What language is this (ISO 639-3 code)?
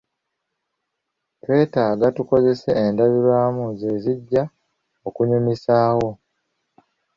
lug